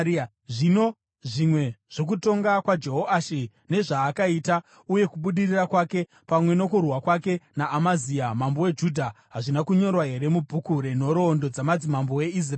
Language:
Shona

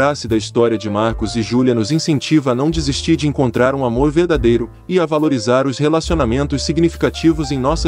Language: Portuguese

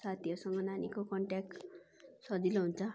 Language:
Nepali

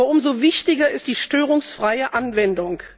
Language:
German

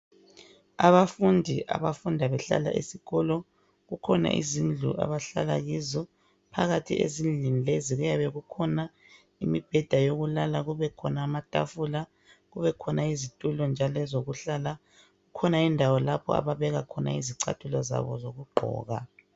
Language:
North Ndebele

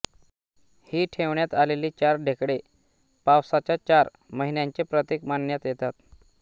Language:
Marathi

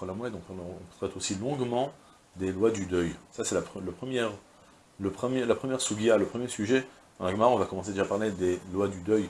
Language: French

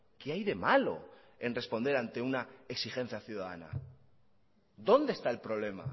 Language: Spanish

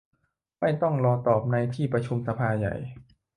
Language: Thai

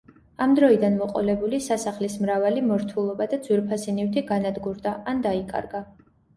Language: Georgian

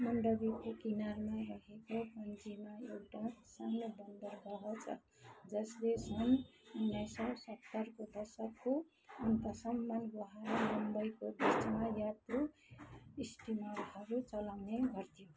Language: Nepali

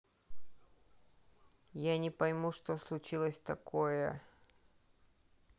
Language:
Russian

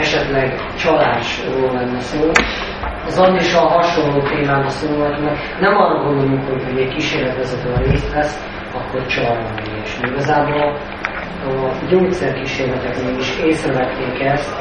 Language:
Hungarian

